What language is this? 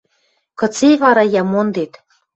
Western Mari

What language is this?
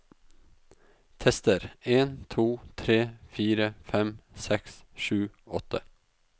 Norwegian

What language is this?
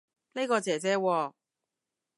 Cantonese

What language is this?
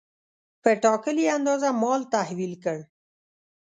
Pashto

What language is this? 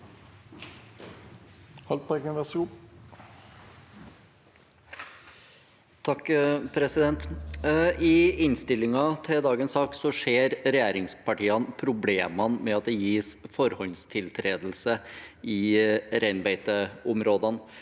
Norwegian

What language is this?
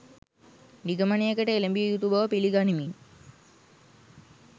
Sinhala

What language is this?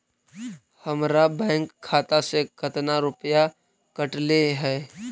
Magahi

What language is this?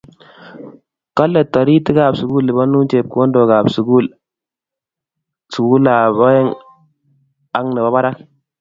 Kalenjin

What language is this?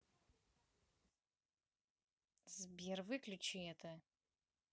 Russian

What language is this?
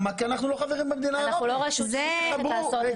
Hebrew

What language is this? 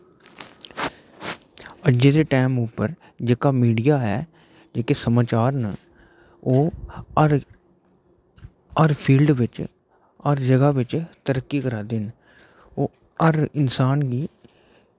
Dogri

